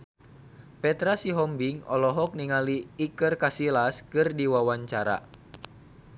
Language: Sundanese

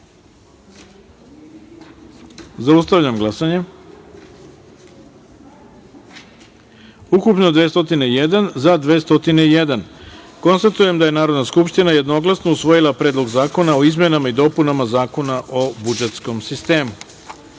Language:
Serbian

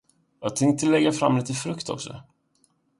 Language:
Swedish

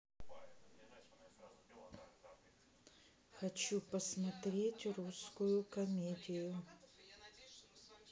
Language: Russian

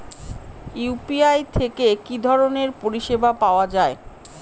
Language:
Bangla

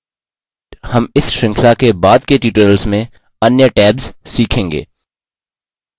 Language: Hindi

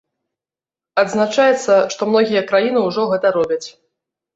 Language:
Belarusian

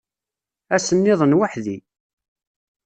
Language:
Kabyle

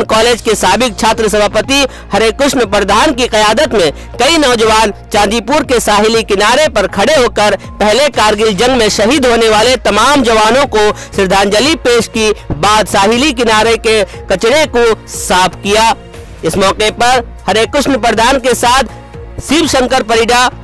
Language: Hindi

